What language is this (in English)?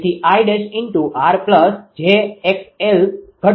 Gujarati